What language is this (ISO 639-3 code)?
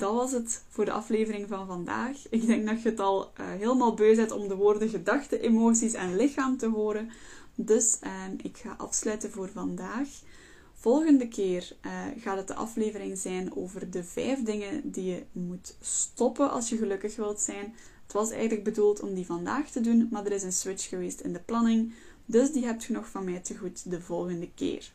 nld